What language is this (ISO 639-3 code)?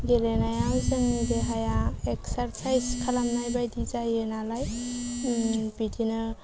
brx